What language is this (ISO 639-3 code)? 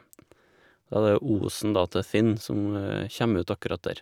nor